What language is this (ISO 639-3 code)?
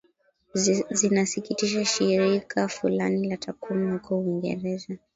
swa